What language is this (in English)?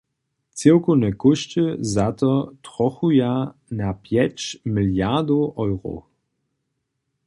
Upper Sorbian